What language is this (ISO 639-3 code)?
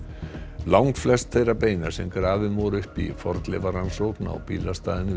isl